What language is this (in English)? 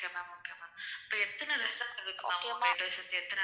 Tamil